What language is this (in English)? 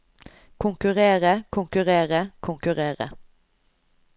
Norwegian